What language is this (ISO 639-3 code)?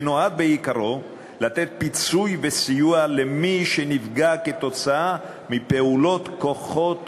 heb